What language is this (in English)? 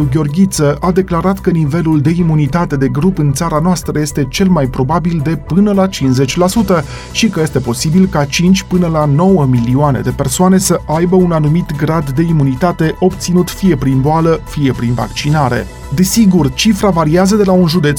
Romanian